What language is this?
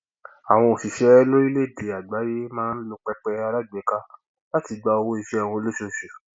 Yoruba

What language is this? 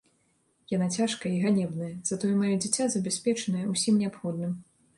Belarusian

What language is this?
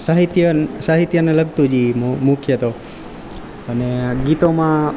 Gujarati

